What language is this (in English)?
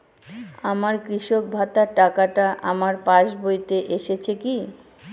Bangla